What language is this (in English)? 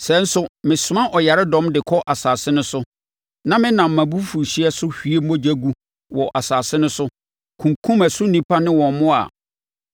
Akan